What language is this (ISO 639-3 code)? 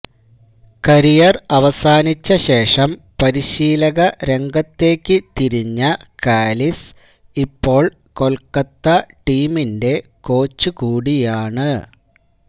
mal